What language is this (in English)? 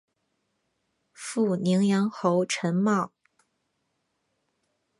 Chinese